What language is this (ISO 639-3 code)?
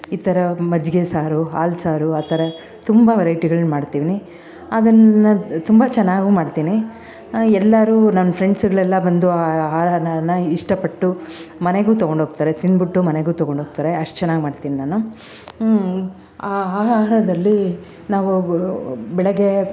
kan